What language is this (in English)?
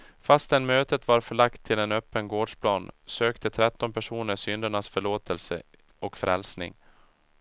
Swedish